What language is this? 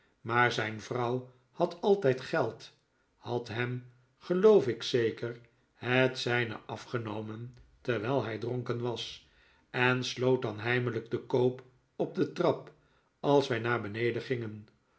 Dutch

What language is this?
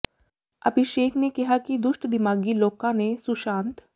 Punjabi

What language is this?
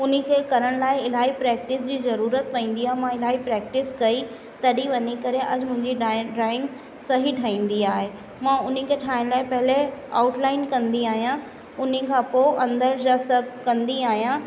Sindhi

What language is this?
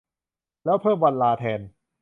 Thai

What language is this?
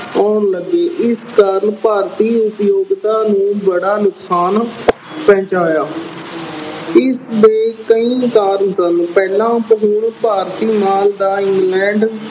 Punjabi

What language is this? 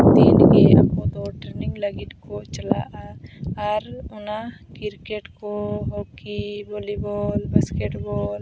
Santali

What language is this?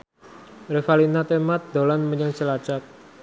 Javanese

